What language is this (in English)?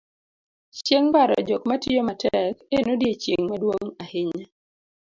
Luo (Kenya and Tanzania)